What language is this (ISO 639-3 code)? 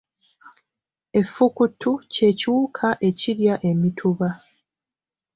lug